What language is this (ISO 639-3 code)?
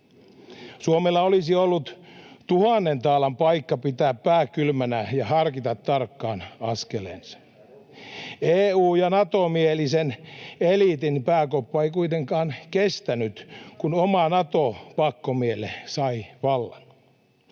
fin